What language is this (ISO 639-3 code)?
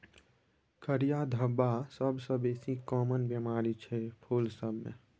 mai